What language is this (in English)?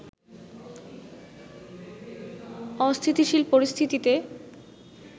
Bangla